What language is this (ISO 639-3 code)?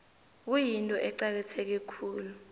nbl